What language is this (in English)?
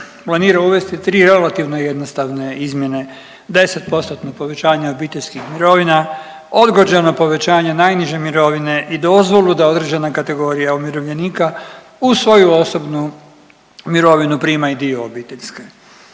Croatian